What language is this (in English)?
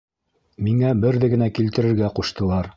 Bashkir